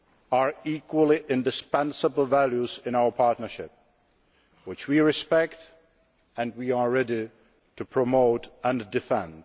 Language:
English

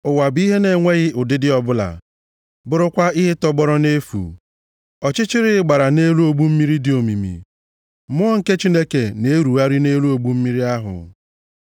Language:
Igbo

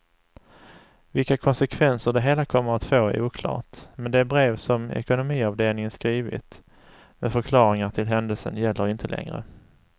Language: Swedish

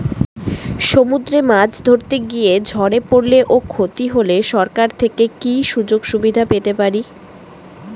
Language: Bangla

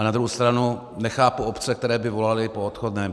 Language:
Czech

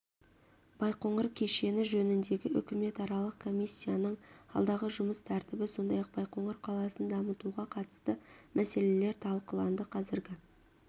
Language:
Kazakh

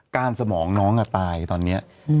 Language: Thai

